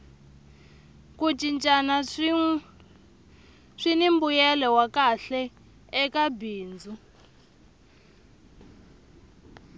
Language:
Tsonga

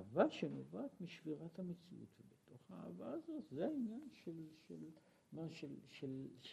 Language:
Hebrew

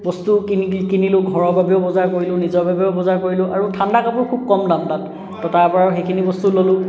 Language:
Assamese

